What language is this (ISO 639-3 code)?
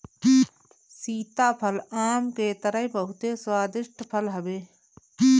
bho